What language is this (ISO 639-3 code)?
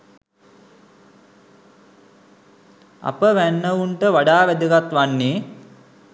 sin